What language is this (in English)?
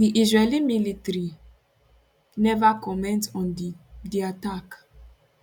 Nigerian Pidgin